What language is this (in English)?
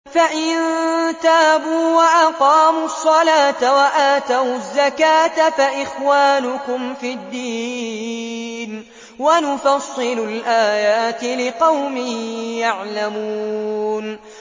Arabic